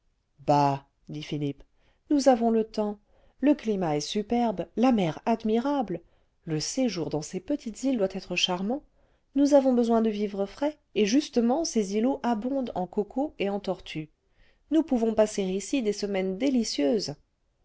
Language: French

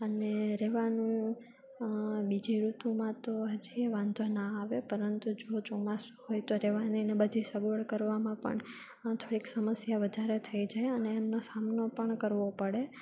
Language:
Gujarati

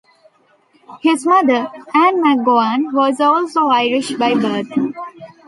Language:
English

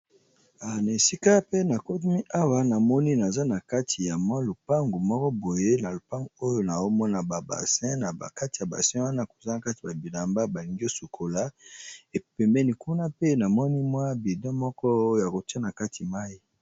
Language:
Lingala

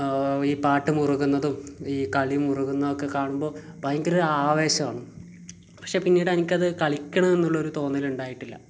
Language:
Malayalam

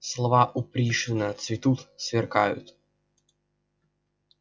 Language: Russian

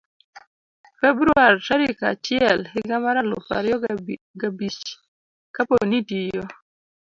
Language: Luo (Kenya and Tanzania)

